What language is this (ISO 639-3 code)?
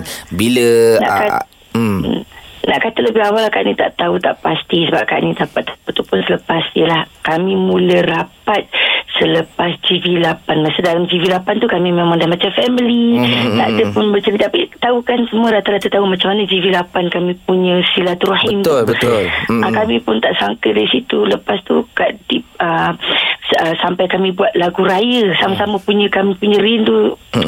msa